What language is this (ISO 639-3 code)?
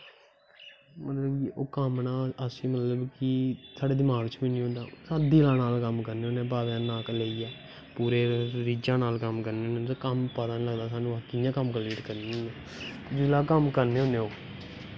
doi